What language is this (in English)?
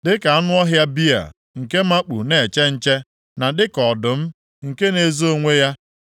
Igbo